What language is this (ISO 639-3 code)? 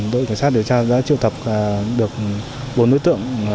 vie